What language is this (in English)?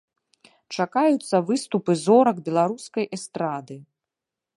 Belarusian